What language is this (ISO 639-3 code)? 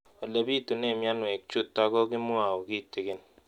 kln